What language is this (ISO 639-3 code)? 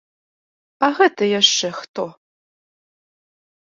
bel